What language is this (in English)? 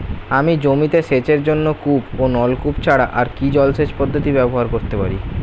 Bangla